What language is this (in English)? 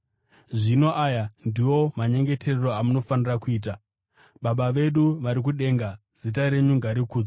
Shona